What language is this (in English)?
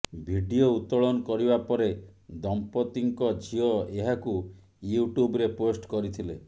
Odia